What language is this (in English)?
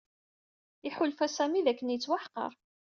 Kabyle